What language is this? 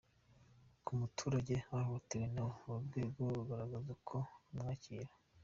Kinyarwanda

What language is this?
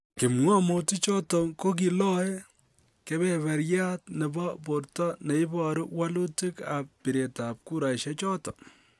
Kalenjin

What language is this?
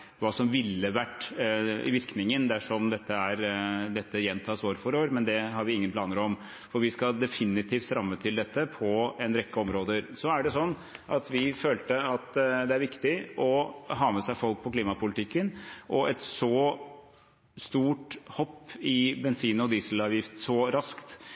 Norwegian Bokmål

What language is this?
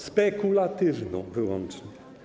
Polish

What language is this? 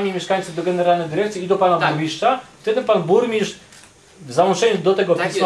Polish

